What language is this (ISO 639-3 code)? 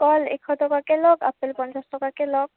asm